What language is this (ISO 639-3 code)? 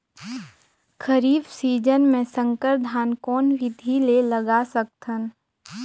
hne